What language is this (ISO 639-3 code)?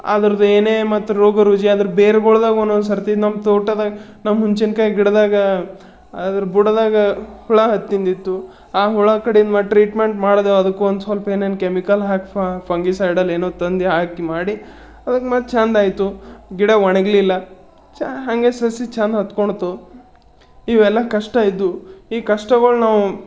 kan